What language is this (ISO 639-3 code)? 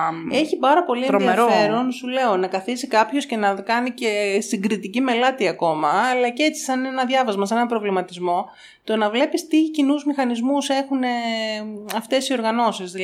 ell